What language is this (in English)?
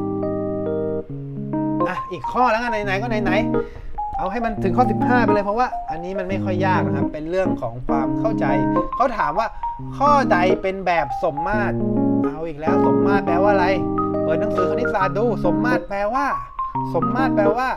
Thai